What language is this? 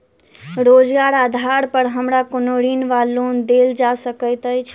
Maithili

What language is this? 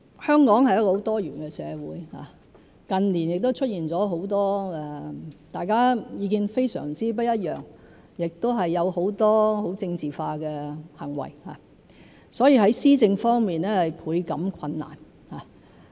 Cantonese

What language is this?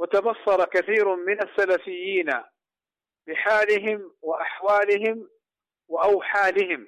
Arabic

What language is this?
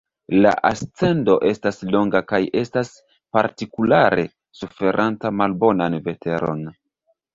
Esperanto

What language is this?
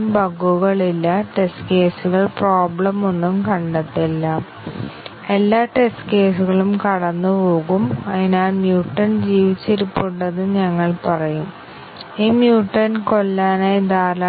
Malayalam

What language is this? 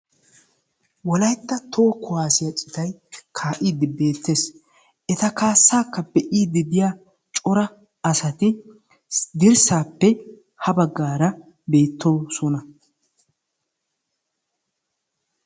Wolaytta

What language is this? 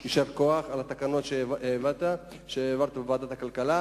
Hebrew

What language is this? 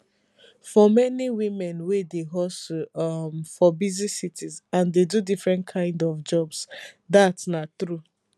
Nigerian Pidgin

